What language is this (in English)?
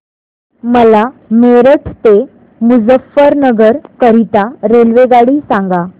Marathi